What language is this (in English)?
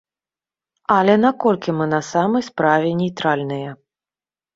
Belarusian